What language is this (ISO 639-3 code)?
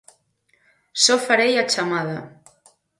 glg